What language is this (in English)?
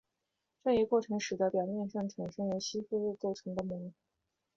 Chinese